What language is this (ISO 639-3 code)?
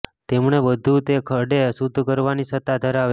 guj